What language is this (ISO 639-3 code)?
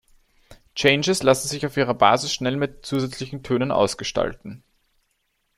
deu